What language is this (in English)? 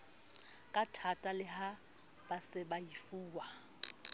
Southern Sotho